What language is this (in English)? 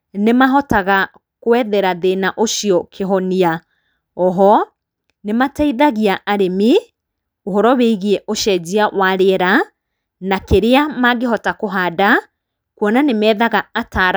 Kikuyu